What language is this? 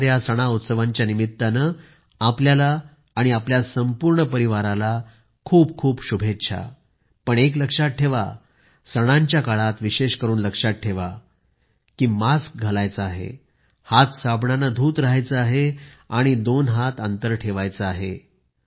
Marathi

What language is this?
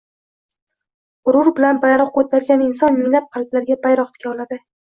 Uzbek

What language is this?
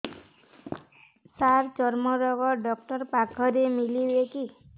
Odia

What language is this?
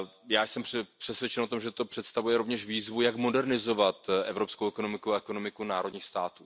Czech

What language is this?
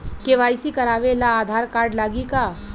Bhojpuri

